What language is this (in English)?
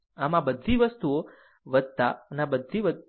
Gujarati